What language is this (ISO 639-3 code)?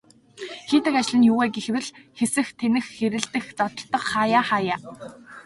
mon